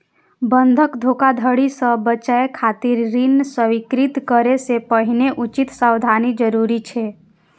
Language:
Maithili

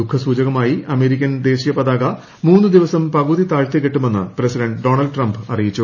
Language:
Malayalam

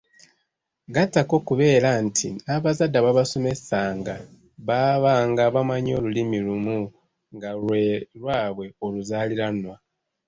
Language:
Ganda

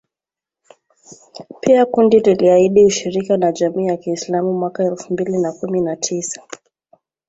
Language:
Swahili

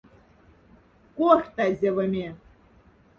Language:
Moksha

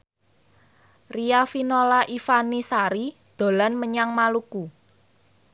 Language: Javanese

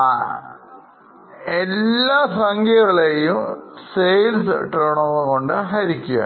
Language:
Malayalam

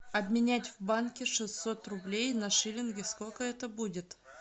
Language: Russian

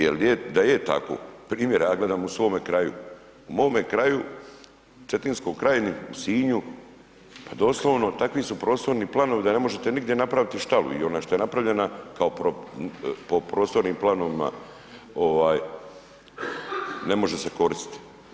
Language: Croatian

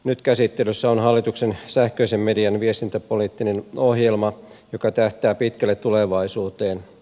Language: Finnish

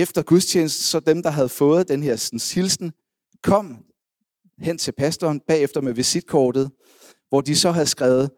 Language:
Danish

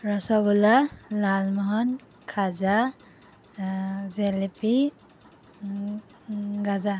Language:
Assamese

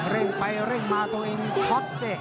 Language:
Thai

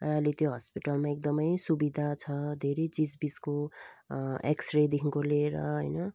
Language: Nepali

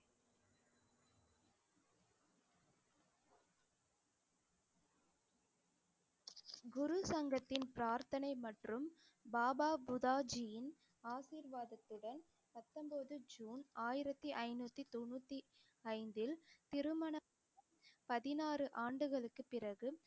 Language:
Tamil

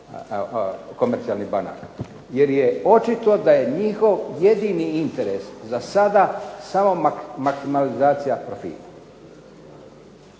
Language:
Croatian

